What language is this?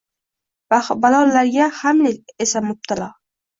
Uzbek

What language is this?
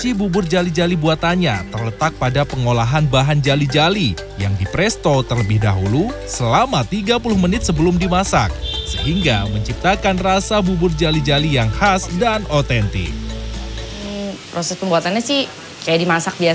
Indonesian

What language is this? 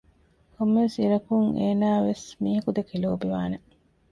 Divehi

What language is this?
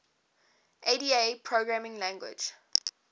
English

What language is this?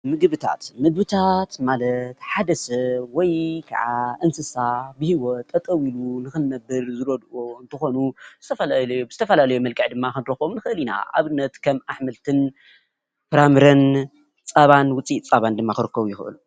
Tigrinya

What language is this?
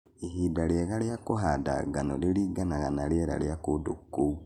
Kikuyu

